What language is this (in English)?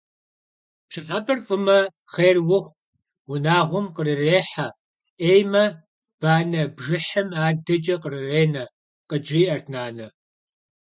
Kabardian